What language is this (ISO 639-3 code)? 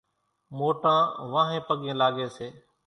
gjk